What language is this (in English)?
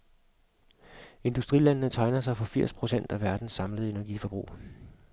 Danish